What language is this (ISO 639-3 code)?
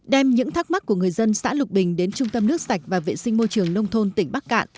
vie